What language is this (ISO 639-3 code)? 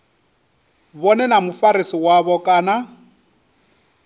ven